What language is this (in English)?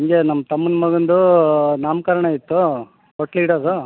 Kannada